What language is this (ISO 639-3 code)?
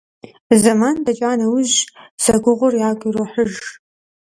kbd